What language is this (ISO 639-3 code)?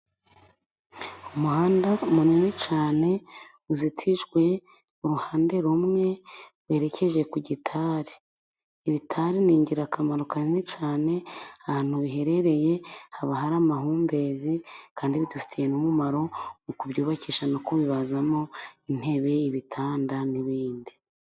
kin